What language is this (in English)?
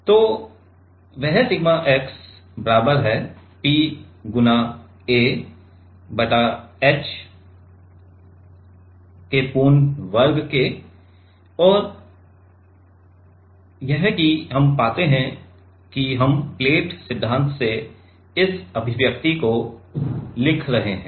Hindi